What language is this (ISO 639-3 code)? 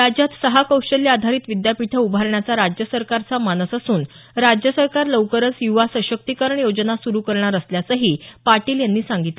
mar